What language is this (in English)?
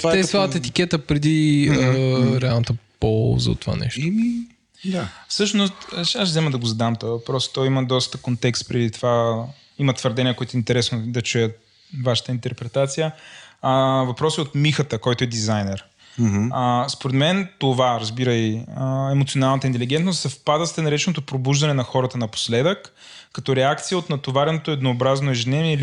Bulgarian